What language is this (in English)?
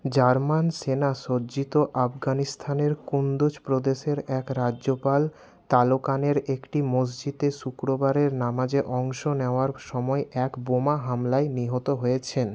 Bangla